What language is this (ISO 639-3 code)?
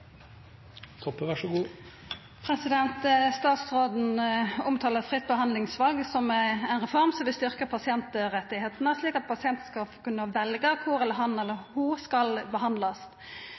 nor